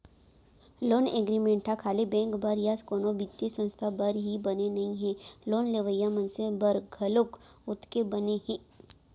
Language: Chhattisgarhi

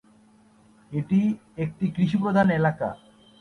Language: Bangla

